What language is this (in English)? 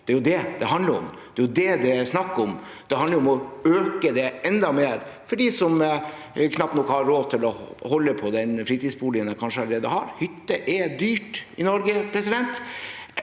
Norwegian